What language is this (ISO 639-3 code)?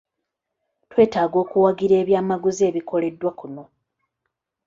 lug